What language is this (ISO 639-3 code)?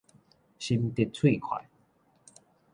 nan